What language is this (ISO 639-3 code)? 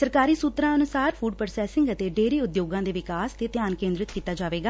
pan